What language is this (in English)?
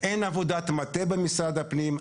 Hebrew